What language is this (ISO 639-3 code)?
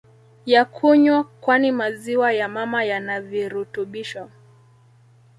swa